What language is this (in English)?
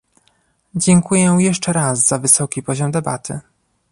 Polish